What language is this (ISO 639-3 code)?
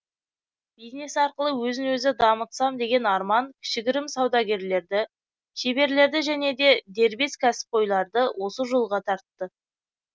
kaz